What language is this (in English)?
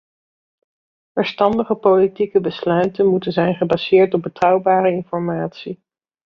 Dutch